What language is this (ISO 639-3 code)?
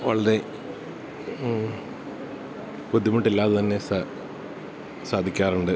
mal